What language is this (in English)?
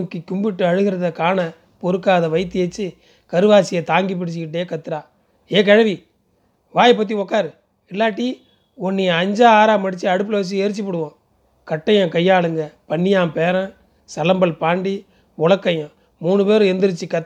Tamil